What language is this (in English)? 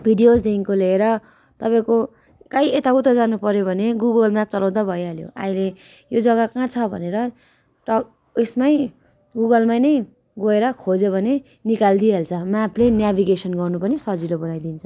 Nepali